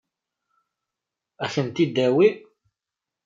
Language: Kabyle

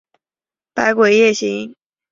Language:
Chinese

